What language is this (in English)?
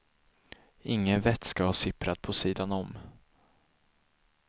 Swedish